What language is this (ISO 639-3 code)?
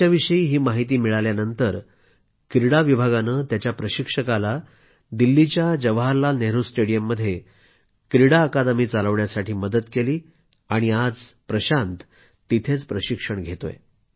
mar